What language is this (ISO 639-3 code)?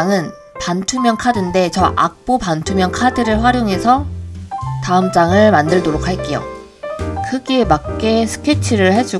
kor